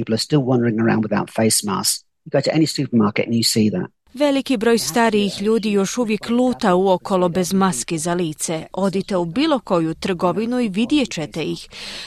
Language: Croatian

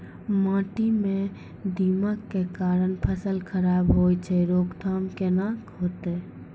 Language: Maithili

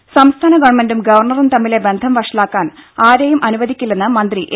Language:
Malayalam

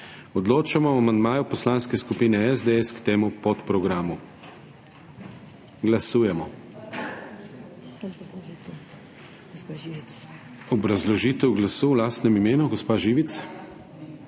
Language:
Slovenian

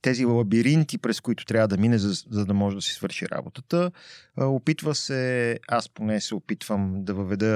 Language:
Bulgarian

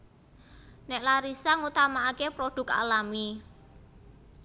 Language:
Javanese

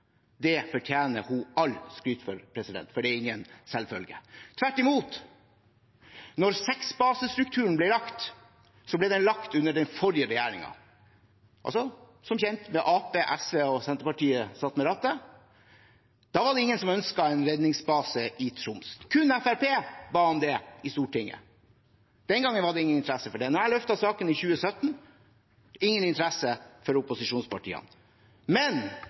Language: Norwegian Bokmål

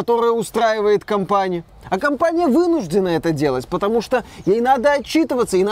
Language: Russian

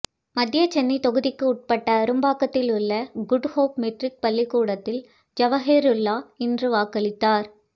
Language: Tamil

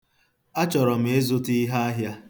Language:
Igbo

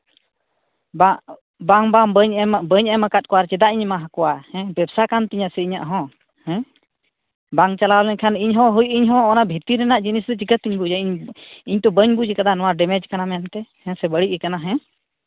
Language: Santali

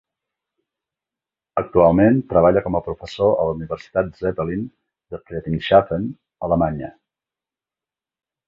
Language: Catalan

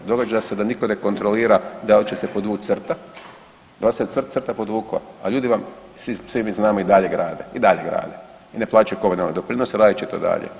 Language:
Croatian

